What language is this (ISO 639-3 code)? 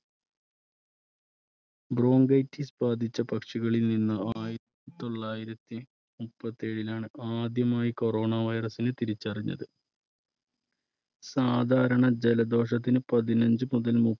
mal